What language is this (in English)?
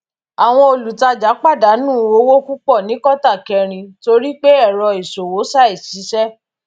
Yoruba